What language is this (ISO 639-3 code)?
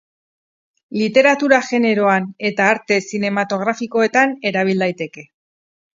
eus